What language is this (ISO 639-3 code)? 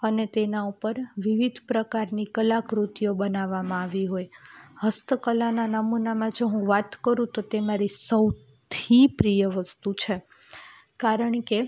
guj